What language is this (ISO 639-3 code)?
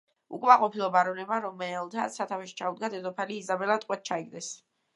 kat